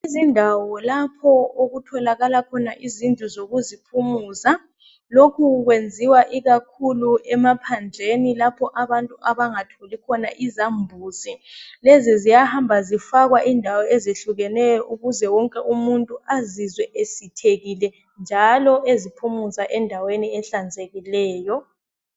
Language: North Ndebele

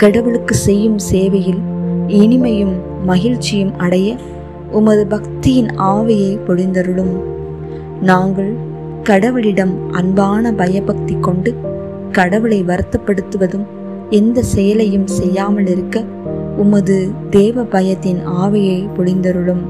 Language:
Tamil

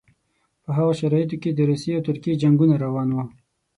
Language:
Pashto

